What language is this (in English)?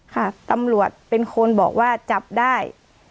Thai